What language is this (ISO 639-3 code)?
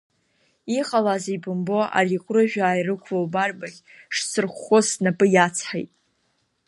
abk